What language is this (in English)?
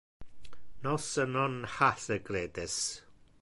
Interlingua